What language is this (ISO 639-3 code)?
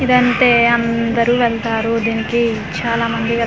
tel